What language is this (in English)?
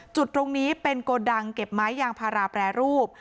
Thai